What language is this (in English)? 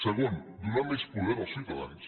Catalan